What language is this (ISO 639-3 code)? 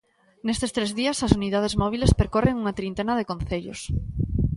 glg